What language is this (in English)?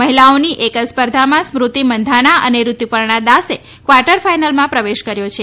Gujarati